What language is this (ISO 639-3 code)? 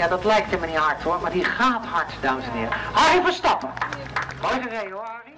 nld